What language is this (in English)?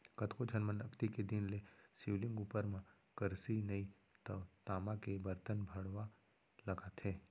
Chhattisgarhi